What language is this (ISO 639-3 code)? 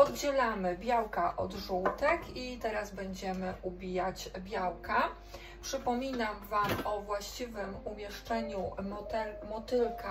pol